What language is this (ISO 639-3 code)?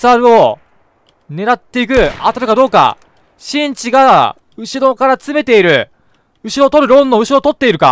jpn